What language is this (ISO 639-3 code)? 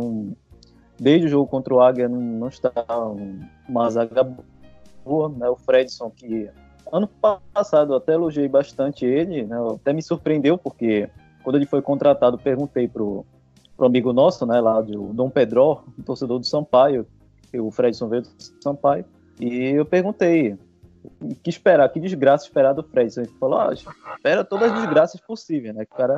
por